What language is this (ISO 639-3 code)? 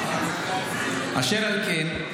heb